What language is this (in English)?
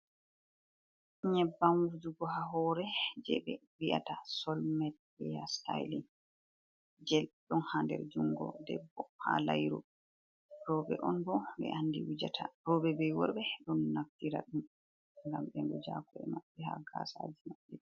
Fula